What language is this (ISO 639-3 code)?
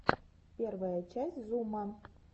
rus